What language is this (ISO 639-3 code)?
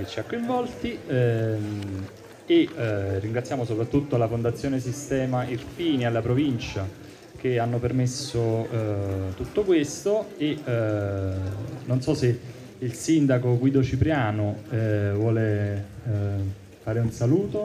ita